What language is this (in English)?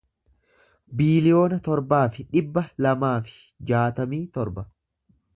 Oromo